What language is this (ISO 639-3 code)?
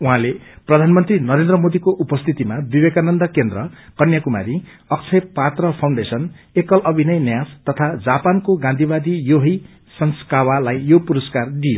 nep